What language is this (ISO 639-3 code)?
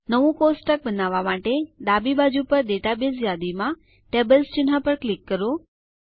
guj